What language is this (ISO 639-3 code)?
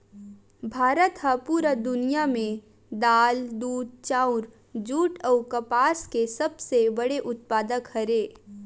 hne